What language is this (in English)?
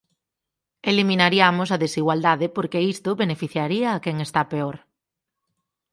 Galician